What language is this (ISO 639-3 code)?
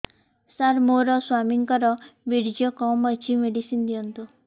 ori